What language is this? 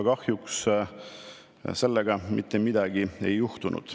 Estonian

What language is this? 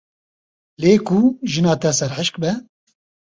Kurdish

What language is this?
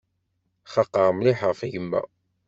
Kabyle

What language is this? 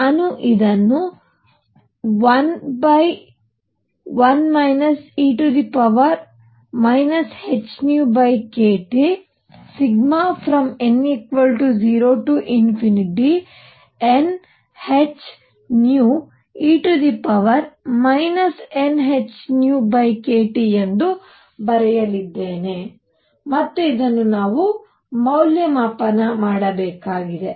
Kannada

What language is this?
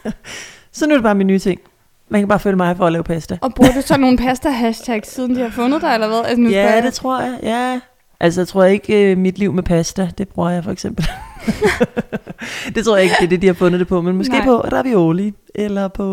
Danish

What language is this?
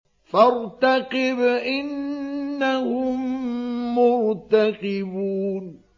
Arabic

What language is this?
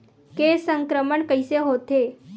Chhattisgarhi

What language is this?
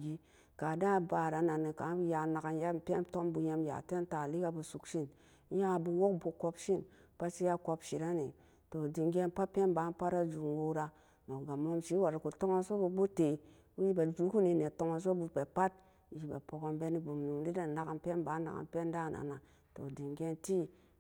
Samba Daka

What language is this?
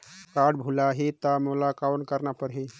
Chhattisgarhi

